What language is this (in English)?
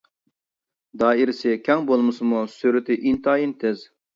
Uyghur